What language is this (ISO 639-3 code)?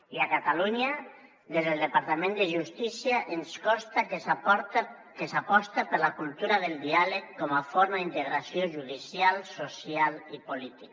cat